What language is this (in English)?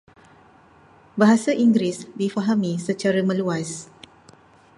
Malay